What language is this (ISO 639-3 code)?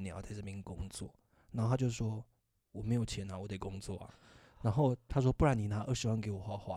zho